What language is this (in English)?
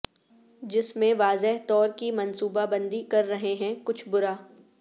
Urdu